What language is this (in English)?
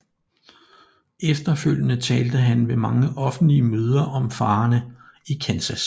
Danish